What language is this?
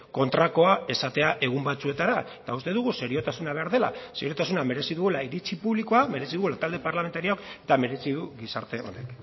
Basque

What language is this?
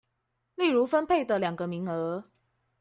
Chinese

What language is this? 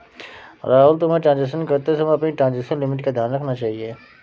Hindi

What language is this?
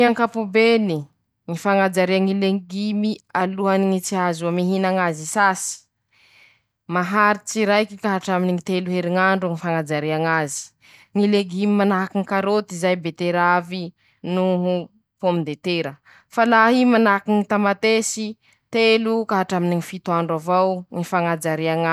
Masikoro Malagasy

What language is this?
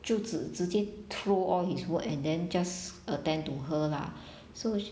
English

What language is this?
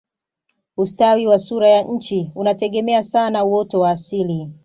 Swahili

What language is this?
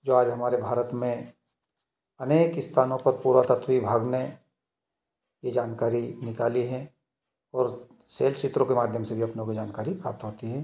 Hindi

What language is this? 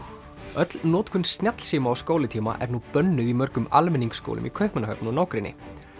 Icelandic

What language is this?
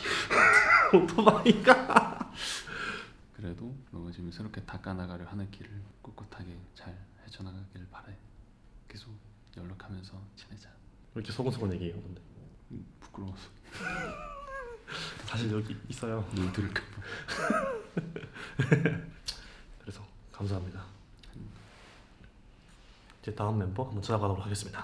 Korean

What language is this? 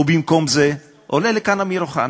Hebrew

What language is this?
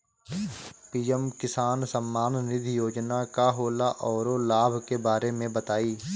Bhojpuri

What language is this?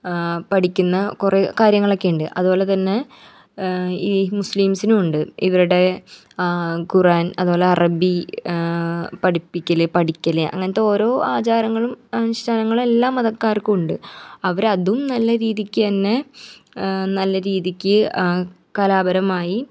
Malayalam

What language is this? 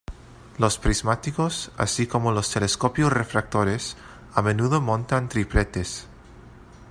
Spanish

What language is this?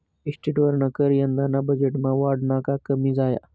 Marathi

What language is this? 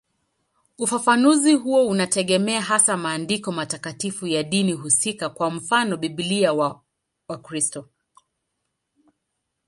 Swahili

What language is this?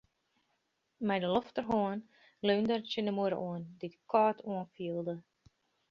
Western Frisian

